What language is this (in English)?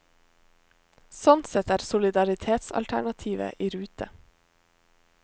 Norwegian